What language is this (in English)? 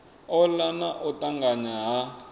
Venda